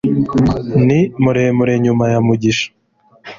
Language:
Kinyarwanda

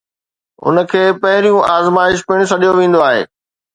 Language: Sindhi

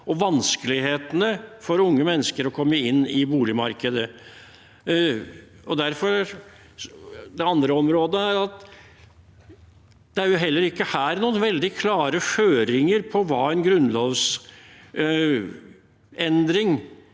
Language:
Norwegian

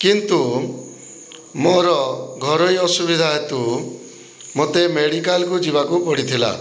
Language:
Odia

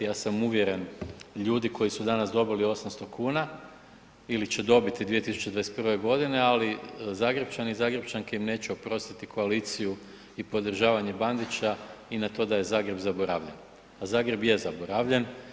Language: Croatian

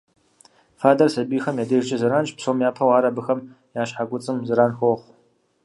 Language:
Kabardian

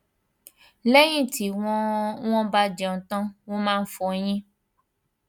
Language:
Yoruba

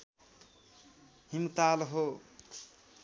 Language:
Nepali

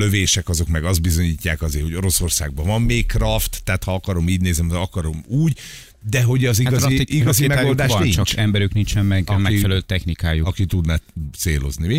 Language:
Hungarian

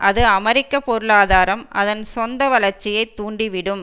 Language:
Tamil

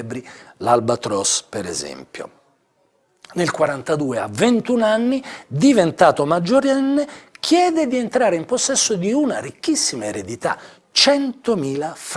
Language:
Italian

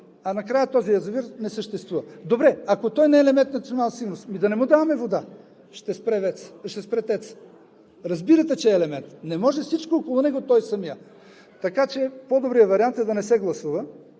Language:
Bulgarian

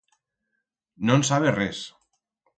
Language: Aragonese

